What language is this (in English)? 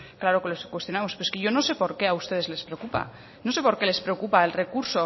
Spanish